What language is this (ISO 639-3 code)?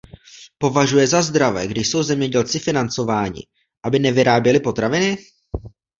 ces